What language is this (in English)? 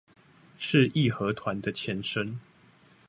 Chinese